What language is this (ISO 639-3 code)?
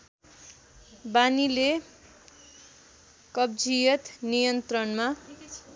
nep